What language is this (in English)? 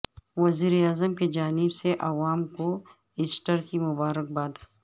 Urdu